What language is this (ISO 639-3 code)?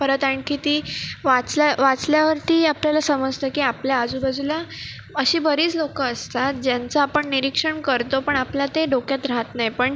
mar